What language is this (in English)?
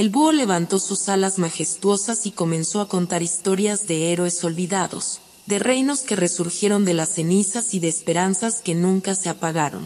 Spanish